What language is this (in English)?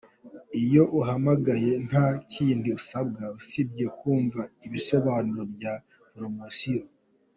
Kinyarwanda